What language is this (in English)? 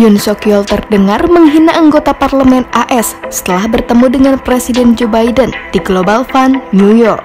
Indonesian